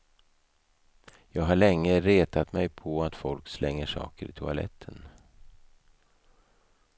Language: Swedish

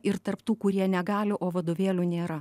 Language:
Lithuanian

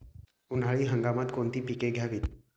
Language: Marathi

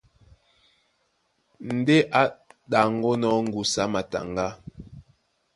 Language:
Duala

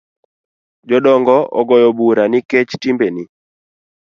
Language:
Luo (Kenya and Tanzania)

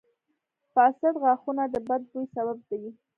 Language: Pashto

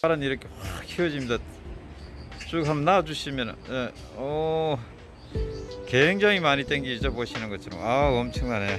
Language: Korean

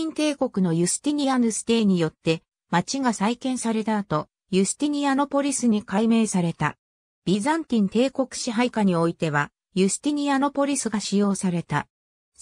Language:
Japanese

